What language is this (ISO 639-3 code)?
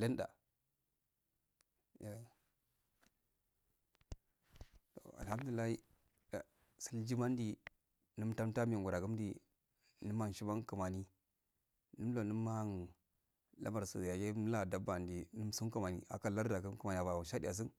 aal